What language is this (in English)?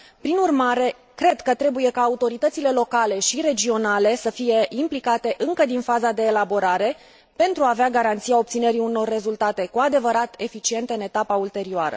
Romanian